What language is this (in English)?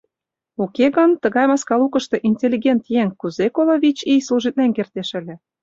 Mari